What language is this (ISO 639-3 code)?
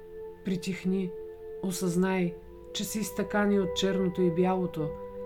bul